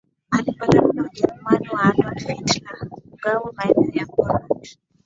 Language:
Swahili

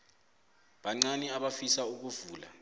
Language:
South Ndebele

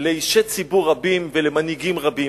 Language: Hebrew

